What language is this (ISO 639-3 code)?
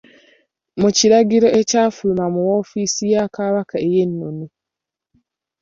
lug